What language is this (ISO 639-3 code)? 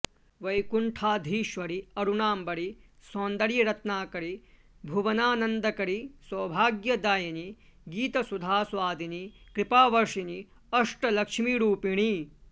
san